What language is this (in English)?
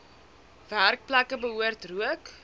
Afrikaans